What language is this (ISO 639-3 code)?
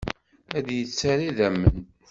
kab